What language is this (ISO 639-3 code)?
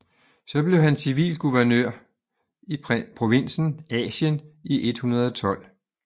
dan